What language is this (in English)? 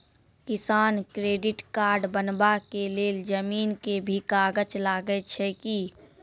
Maithili